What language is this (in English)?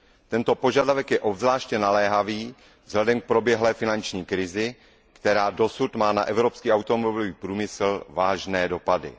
Czech